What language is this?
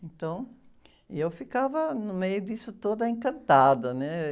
Portuguese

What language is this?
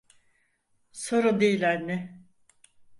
Turkish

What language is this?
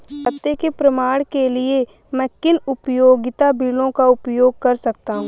Hindi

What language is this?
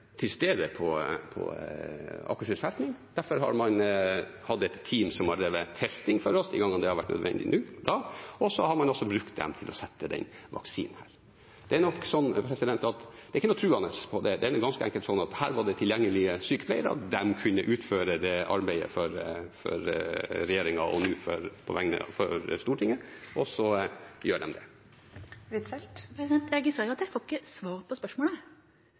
Norwegian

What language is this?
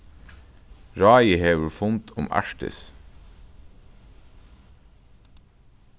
Faroese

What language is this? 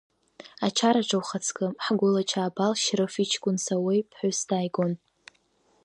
Abkhazian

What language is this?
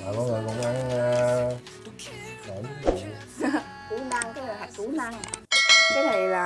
Vietnamese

